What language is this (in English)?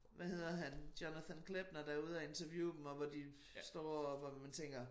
Danish